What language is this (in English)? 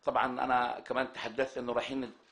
Hebrew